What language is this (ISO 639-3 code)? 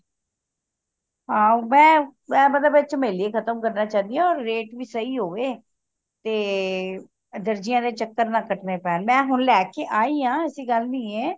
pan